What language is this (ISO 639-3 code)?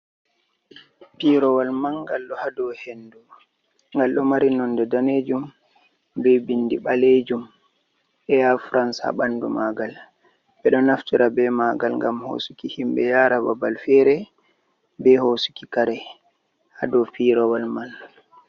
ful